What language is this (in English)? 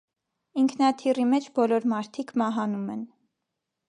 Armenian